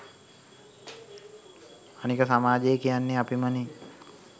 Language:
Sinhala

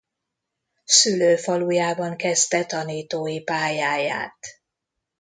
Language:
Hungarian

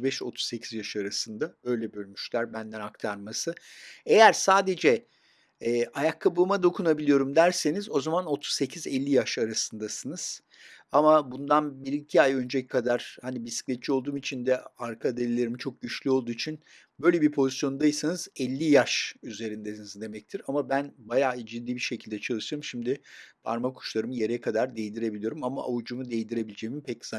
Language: Turkish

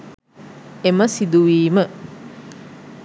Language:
Sinhala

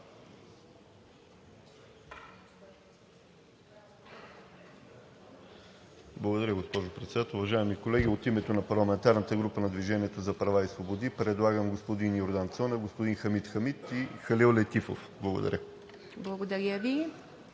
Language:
Bulgarian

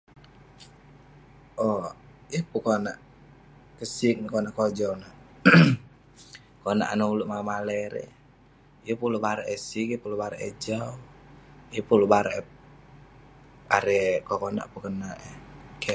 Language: Western Penan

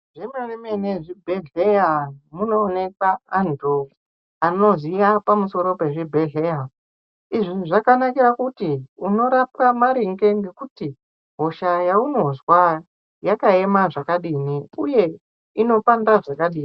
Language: Ndau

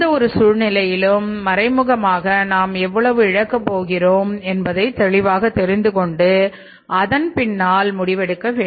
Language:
Tamil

